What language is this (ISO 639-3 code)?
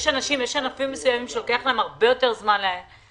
heb